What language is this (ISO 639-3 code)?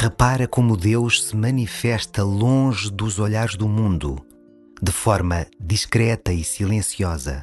por